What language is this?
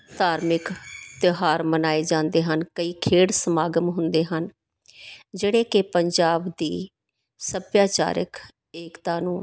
Punjabi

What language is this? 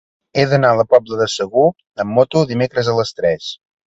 Catalan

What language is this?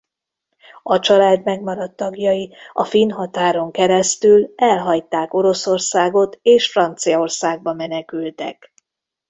Hungarian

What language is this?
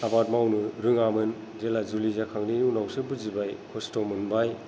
Bodo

